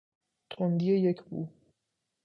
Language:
Persian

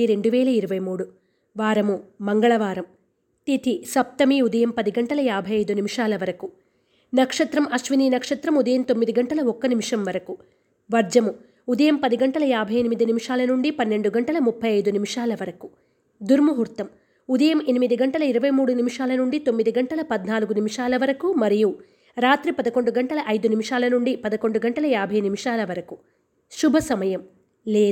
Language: Telugu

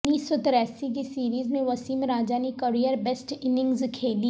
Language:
Urdu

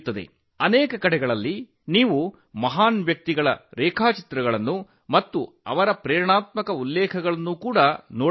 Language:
Kannada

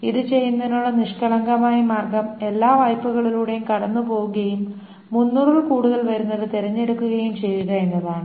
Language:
Malayalam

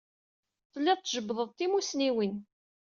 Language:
Kabyle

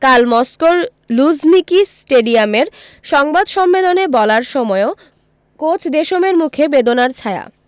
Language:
Bangla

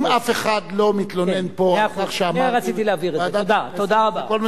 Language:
Hebrew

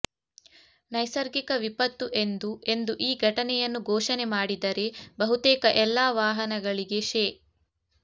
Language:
Kannada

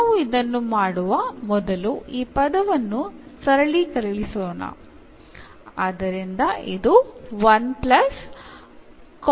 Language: Kannada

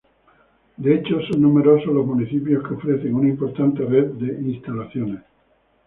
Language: Spanish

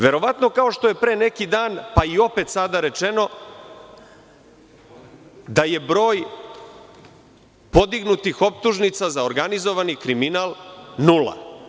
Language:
Serbian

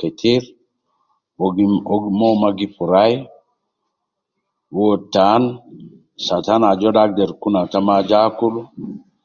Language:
Nubi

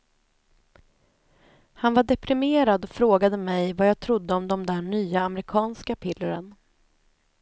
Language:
Swedish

